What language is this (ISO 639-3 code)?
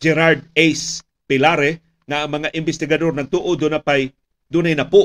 fil